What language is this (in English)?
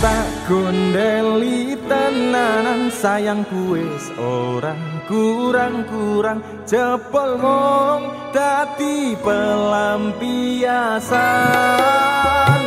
Indonesian